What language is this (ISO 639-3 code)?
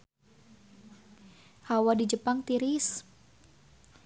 sun